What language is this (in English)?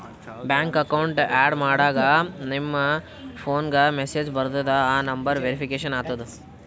Kannada